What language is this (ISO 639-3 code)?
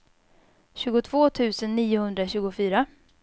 swe